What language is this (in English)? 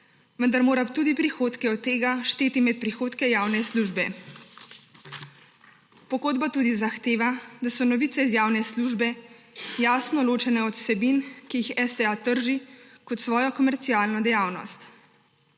Slovenian